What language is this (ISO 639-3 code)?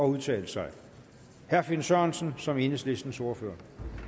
dan